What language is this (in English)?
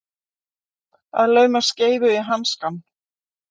Icelandic